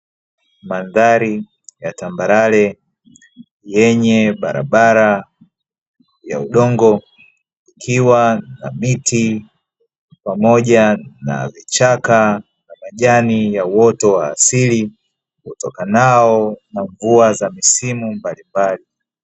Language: Swahili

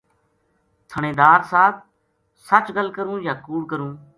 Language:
Gujari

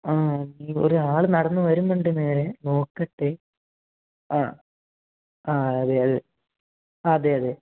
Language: Malayalam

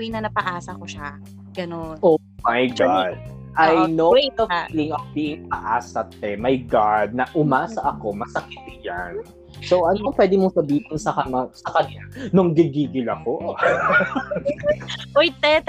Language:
Filipino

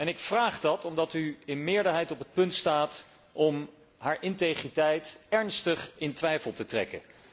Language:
Dutch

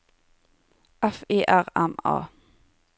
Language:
Norwegian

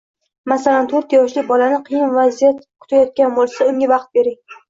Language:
Uzbek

